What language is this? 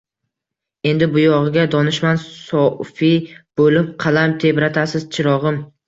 Uzbek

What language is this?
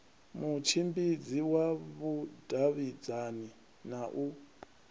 Venda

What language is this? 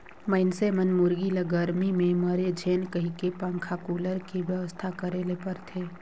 Chhattisgarhi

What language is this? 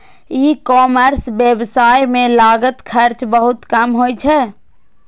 Maithili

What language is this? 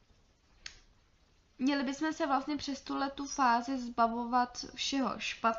Czech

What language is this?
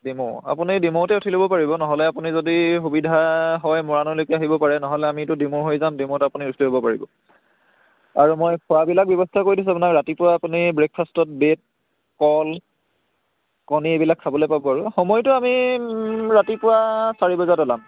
Assamese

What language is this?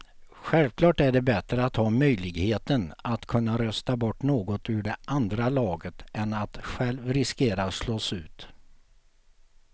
Swedish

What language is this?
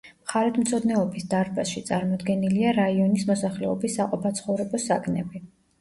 Georgian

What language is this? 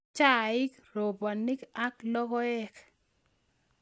Kalenjin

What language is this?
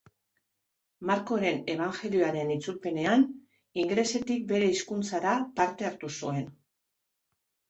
Basque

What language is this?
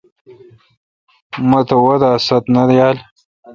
Kalkoti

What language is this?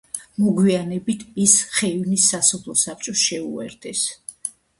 Georgian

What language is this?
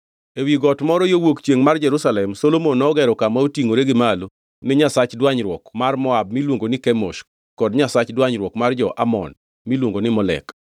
Luo (Kenya and Tanzania)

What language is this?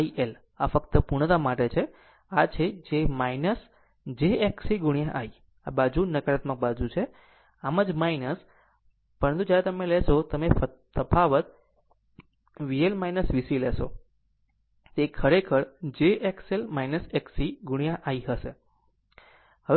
Gujarati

